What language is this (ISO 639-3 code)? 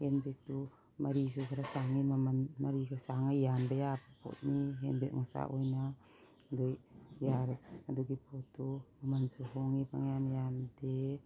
mni